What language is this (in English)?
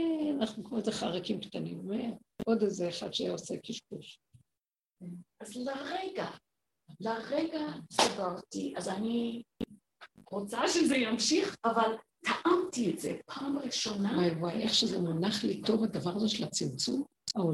Hebrew